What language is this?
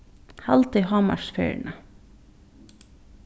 Faroese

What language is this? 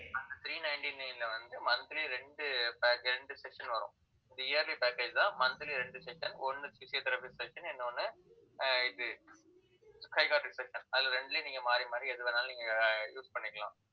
Tamil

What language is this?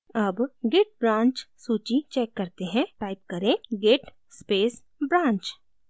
Hindi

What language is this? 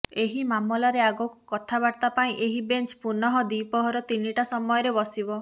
Odia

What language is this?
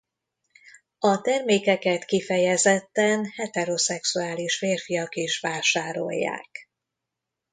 Hungarian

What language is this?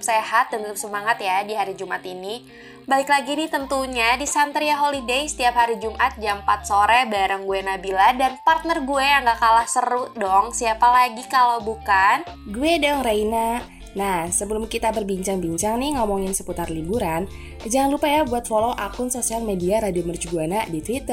Indonesian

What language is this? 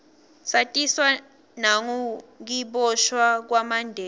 Swati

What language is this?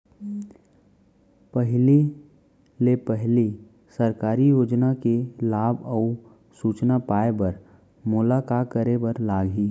Chhattisgarhi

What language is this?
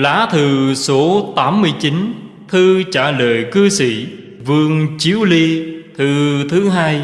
Vietnamese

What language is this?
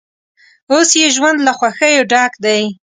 Pashto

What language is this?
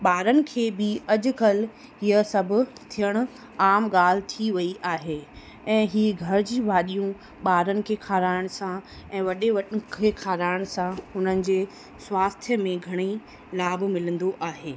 Sindhi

